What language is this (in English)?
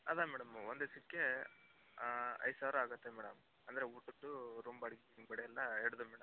Kannada